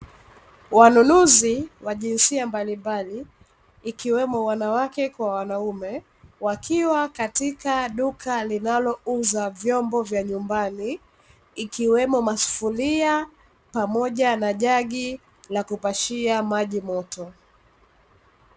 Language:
Swahili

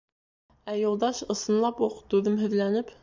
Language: Bashkir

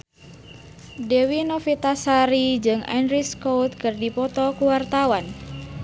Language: Sundanese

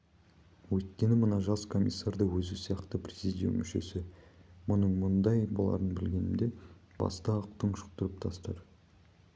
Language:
Kazakh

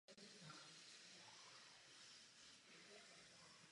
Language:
Czech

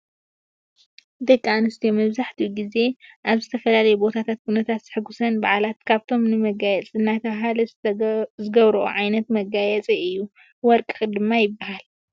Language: Tigrinya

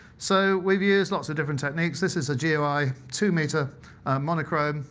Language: English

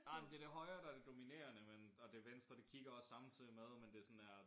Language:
Danish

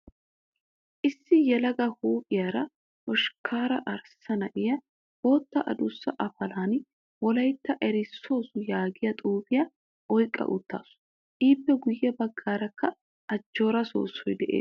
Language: Wolaytta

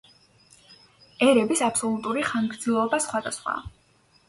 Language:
Georgian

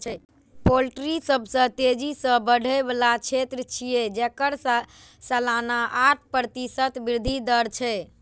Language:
Maithili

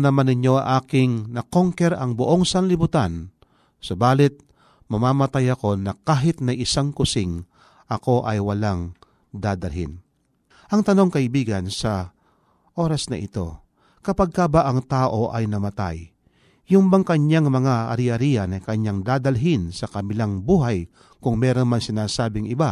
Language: Filipino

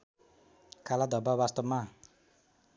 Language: Nepali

